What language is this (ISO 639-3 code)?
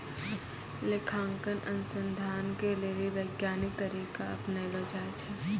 mai